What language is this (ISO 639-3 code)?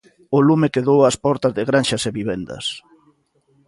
glg